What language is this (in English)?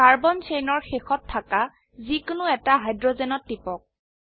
Assamese